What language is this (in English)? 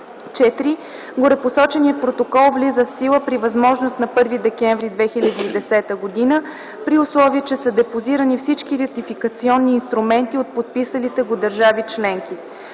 Bulgarian